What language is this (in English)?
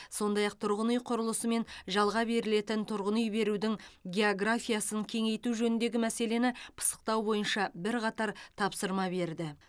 Kazakh